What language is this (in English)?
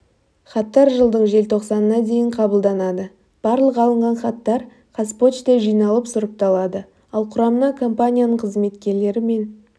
Kazakh